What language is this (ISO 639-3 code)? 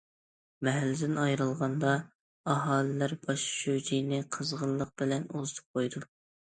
uig